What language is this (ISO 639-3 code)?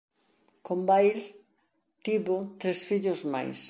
glg